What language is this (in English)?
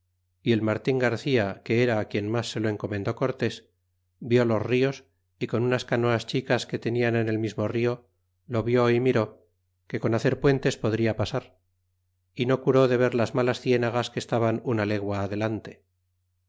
Spanish